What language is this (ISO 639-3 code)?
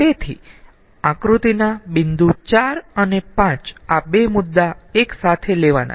guj